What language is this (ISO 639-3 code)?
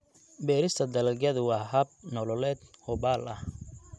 som